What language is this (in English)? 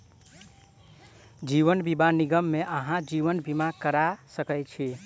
Maithili